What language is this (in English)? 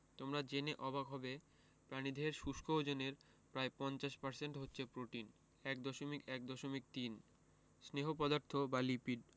Bangla